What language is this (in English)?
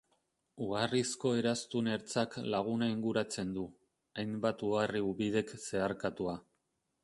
Basque